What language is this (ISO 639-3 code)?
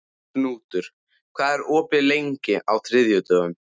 isl